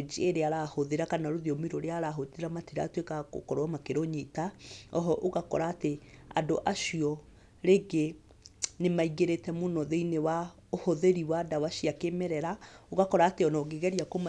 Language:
Kikuyu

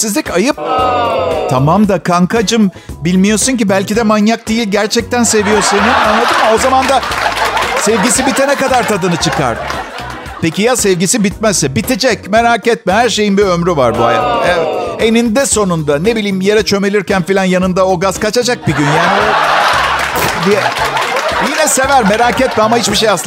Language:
Turkish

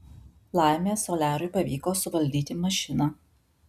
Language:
Lithuanian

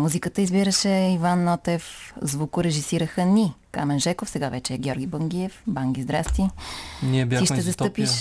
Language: Bulgarian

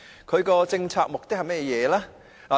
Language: Cantonese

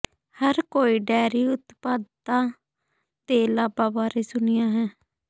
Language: Punjabi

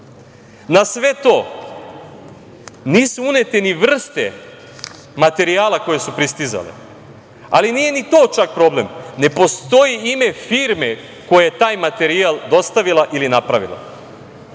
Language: Serbian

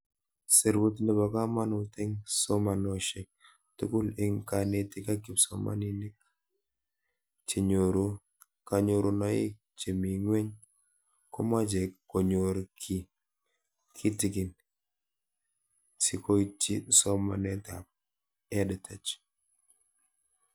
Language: Kalenjin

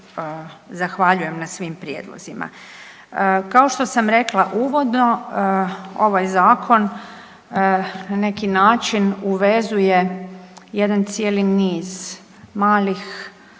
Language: Croatian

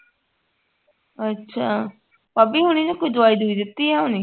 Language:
Punjabi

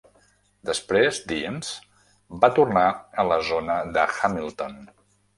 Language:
Catalan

